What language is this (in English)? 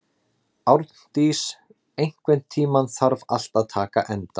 Icelandic